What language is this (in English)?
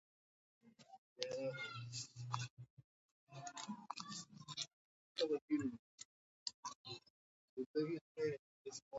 Pashto